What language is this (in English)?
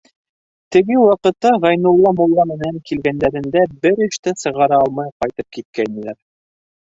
Bashkir